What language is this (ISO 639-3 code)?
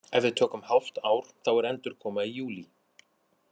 isl